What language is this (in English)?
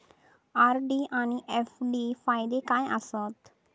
Marathi